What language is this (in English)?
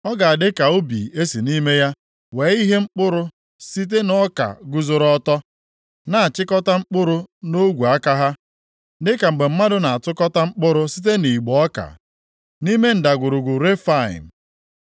Igbo